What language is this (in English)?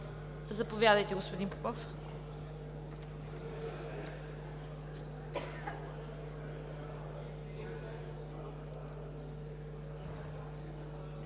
Bulgarian